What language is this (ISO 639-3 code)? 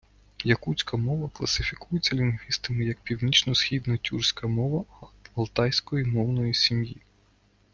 ukr